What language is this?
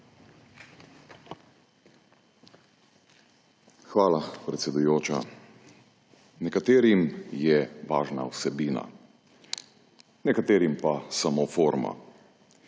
Slovenian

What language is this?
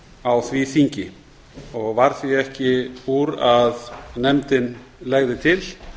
Icelandic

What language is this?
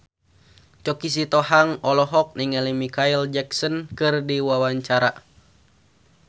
Sundanese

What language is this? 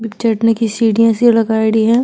Marwari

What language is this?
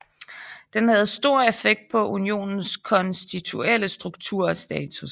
Danish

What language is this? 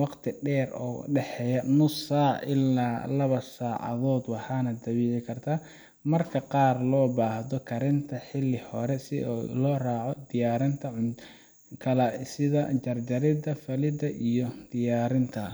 Somali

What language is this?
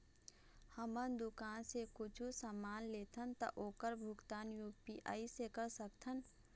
Chhattisgarhi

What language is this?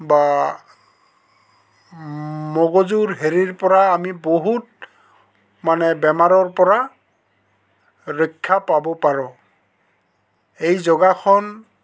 Assamese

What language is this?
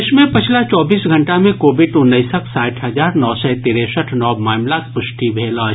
Maithili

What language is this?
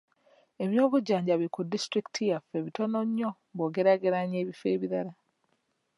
Ganda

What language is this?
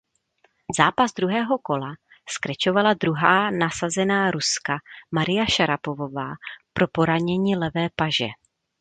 Czech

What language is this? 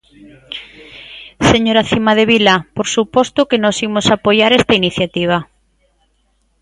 Galician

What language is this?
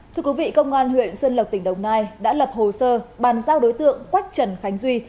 Vietnamese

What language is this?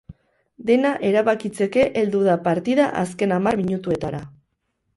Basque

